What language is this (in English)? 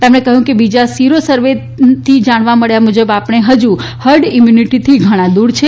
Gujarati